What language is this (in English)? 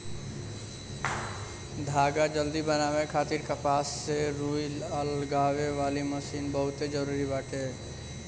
Bhojpuri